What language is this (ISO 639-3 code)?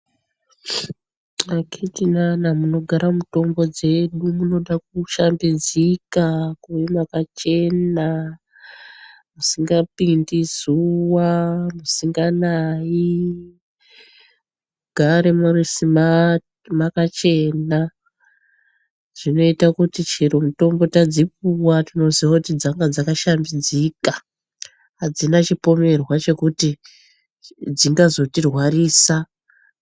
ndc